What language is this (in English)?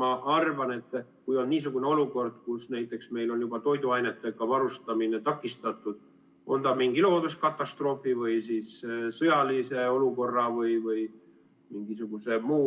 Estonian